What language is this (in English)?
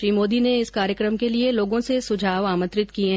Hindi